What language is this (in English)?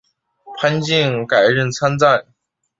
Chinese